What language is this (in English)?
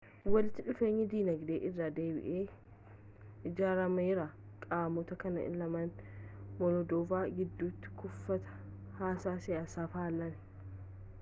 Oromo